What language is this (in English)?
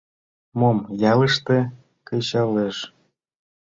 Mari